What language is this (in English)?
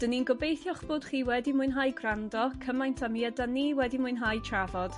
Welsh